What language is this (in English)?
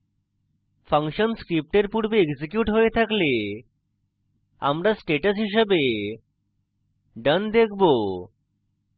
Bangla